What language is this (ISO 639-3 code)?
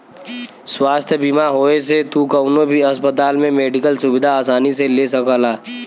bho